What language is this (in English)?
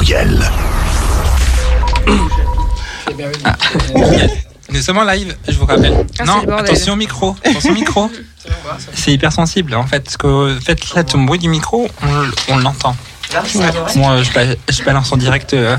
French